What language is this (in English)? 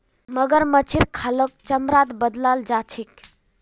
Magahi